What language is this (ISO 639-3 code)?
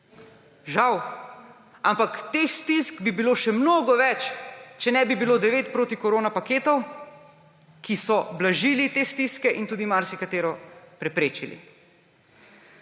slv